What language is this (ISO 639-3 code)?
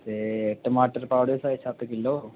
doi